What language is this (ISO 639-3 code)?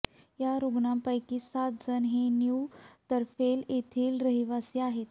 mar